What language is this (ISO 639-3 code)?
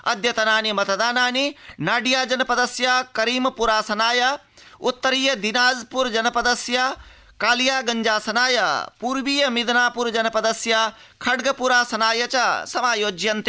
san